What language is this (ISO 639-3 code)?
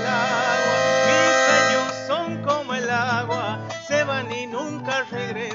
spa